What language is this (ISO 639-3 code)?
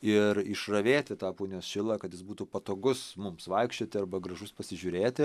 lit